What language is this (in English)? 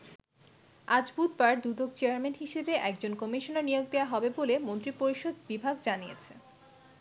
Bangla